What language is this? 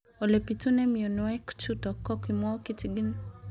Kalenjin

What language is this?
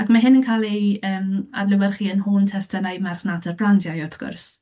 Welsh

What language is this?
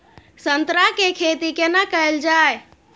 Maithili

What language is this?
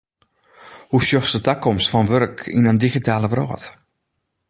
Western Frisian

